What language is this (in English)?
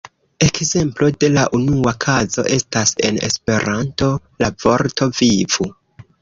Esperanto